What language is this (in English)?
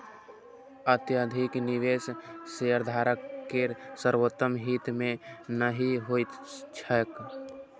Maithili